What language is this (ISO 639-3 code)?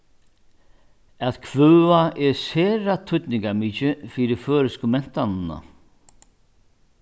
fao